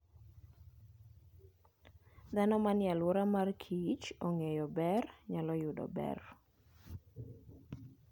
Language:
Luo (Kenya and Tanzania)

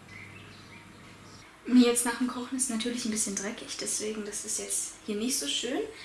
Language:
German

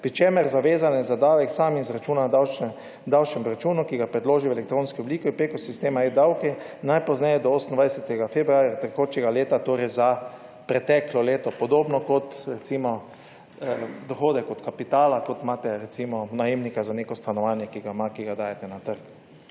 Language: Slovenian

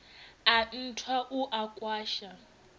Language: Venda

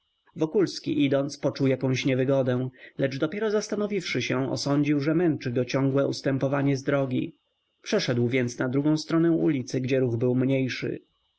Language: Polish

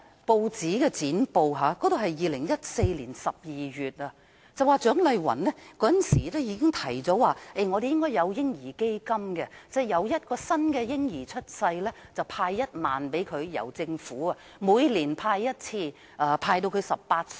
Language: Cantonese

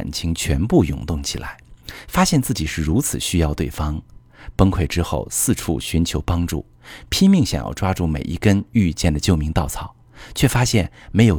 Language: Chinese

